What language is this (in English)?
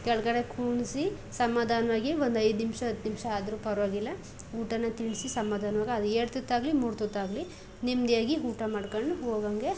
Kannada